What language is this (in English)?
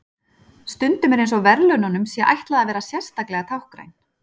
Icelandic